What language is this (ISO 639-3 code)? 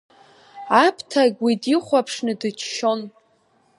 abk